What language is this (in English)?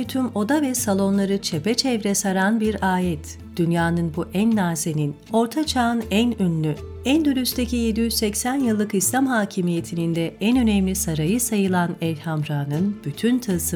Turkish